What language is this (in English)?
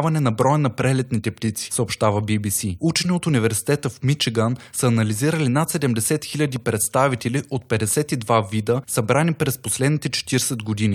Bulgarian